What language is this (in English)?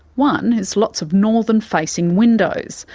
English